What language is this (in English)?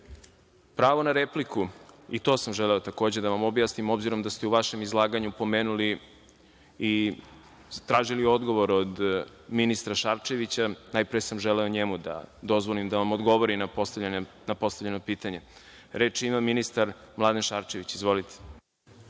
Serbian